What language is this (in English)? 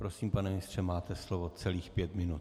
Czech